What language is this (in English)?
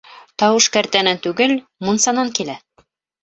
Bashkir